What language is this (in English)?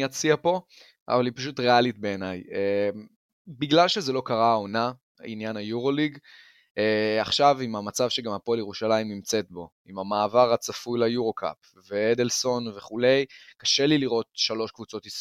Hebrew